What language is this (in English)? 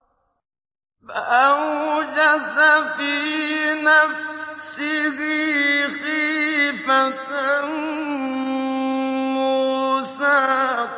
Arabic